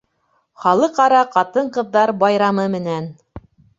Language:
Bashkir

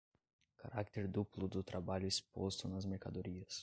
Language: Portuguese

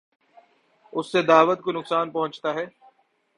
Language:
Urdu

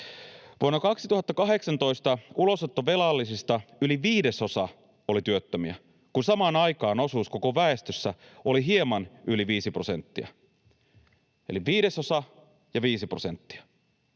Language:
Finnish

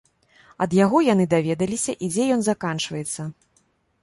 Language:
Belarusian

